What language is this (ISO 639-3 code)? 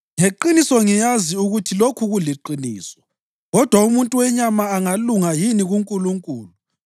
nde